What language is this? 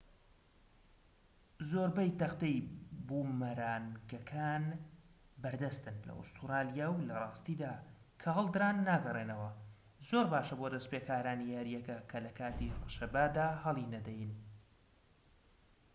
Central Kurdish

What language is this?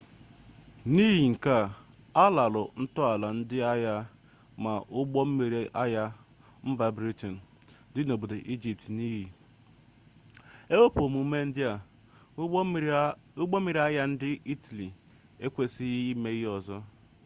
Igbo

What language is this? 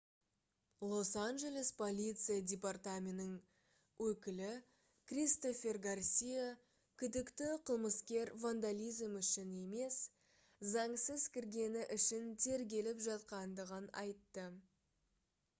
Kazakh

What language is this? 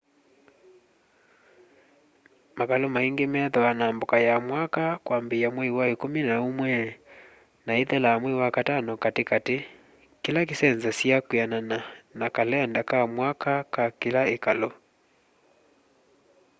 Kamba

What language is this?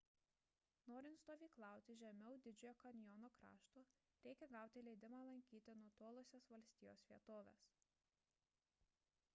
Lithuanian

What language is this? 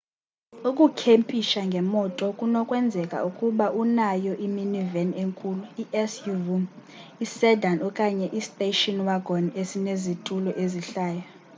Xhosa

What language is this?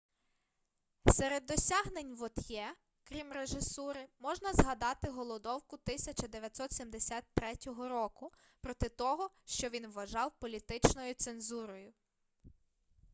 Ukrainian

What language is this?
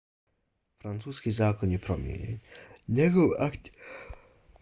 Bosnian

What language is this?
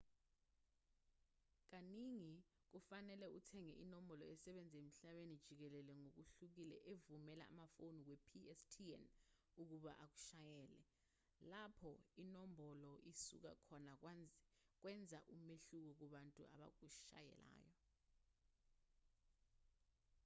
Zulu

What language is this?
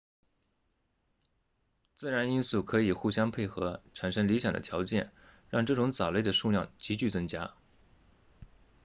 Chinese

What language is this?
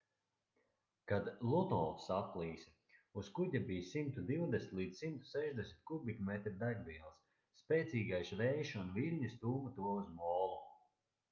Latvian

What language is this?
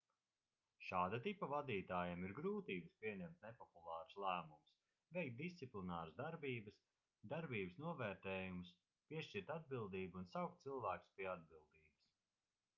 Latvian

